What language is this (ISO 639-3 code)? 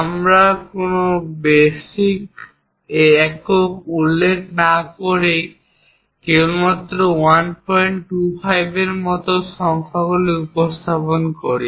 ben